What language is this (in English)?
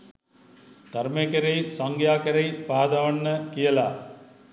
Sinhala